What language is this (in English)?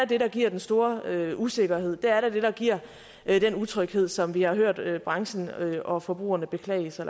Danish